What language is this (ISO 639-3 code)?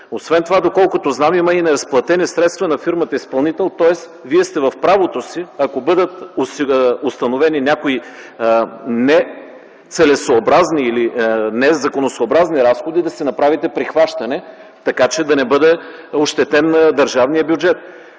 bul